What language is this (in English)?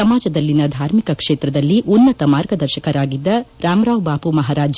Kannada